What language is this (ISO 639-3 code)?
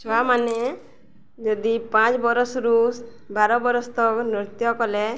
ori